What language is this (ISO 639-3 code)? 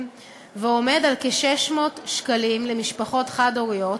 heb